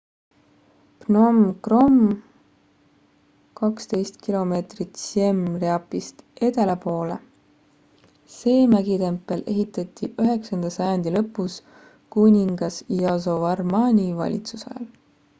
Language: Estonian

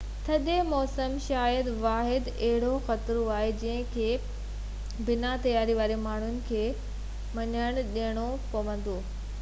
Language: Sindhi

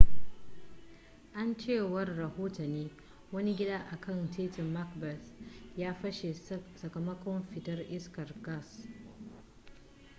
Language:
Hausa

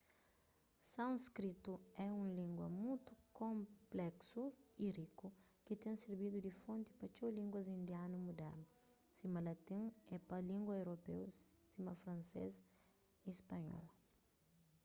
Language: Kabuverdianu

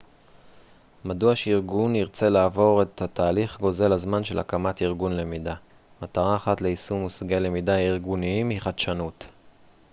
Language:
Hebrew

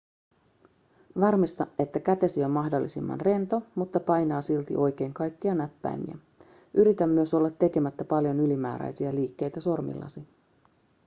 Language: Finnish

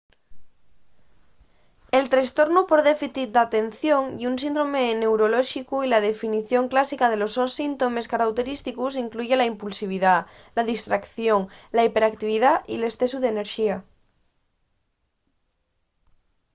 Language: Asturian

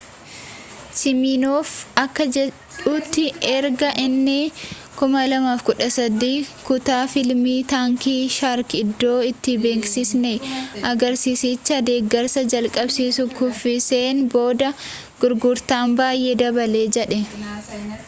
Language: Oromo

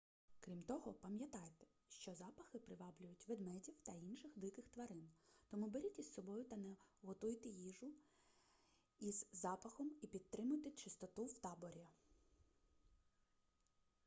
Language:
Ukrainian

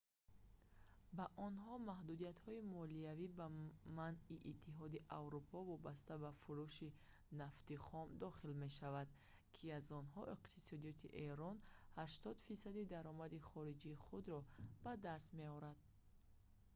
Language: Tajik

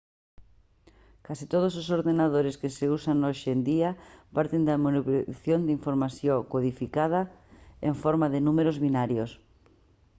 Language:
Galician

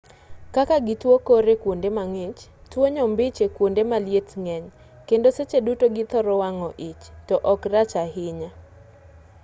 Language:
Luo (Kenya and Tanzania)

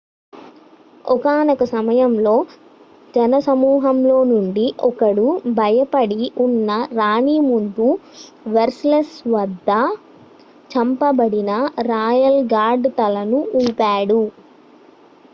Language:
Telugu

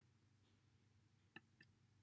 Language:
Welsh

